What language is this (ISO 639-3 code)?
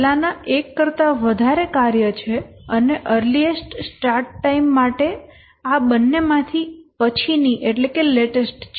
guj